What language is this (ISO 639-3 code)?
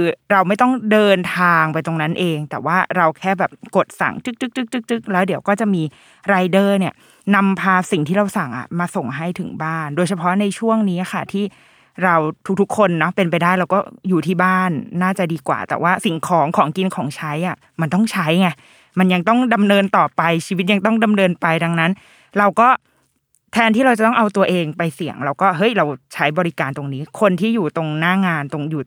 tha